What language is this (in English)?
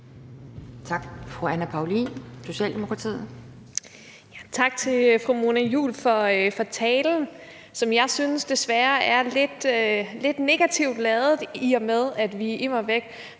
Danish